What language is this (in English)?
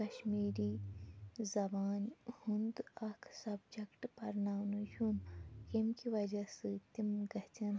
Kashmiri